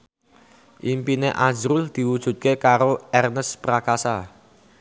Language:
Javanese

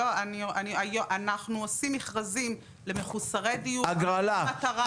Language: Hebrew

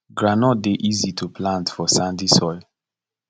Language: Nigerian Pidgin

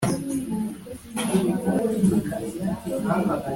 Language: Kinyarwanda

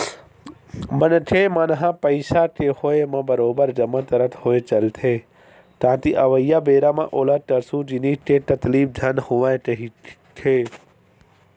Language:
Chhattisgarhi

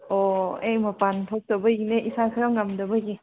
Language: Manipuri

